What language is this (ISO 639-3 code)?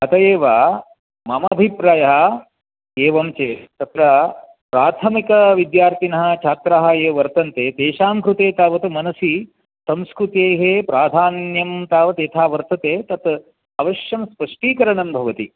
san